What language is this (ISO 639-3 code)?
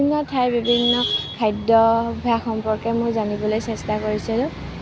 asm